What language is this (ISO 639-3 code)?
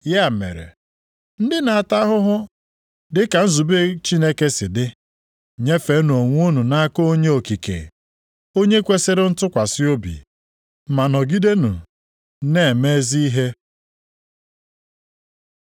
ibo